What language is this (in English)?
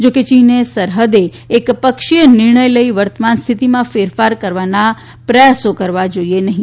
Gujarati